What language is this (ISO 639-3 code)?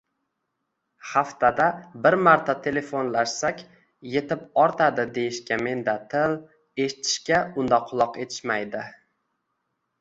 uzb